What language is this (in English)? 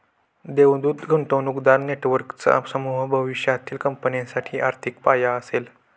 Marathi